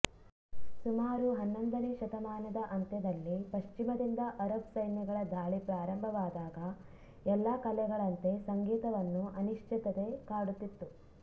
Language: Kannada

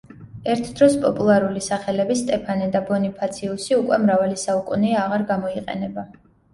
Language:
Georgian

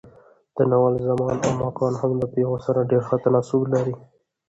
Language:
Pashto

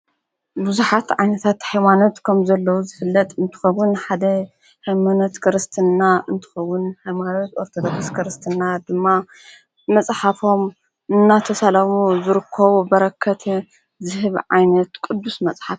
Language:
Tigrinya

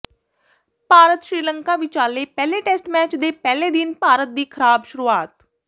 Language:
Punjabi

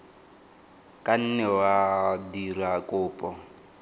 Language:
Tswana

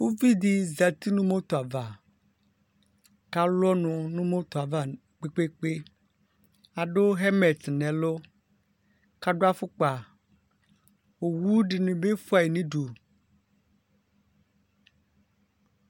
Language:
Ikposo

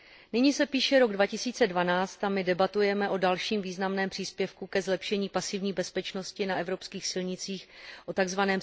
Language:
Czech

